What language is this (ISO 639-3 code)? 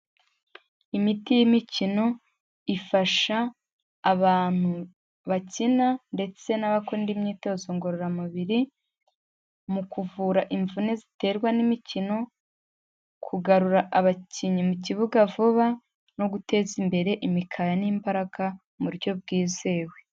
kin